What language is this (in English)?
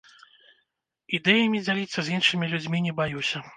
Belarusian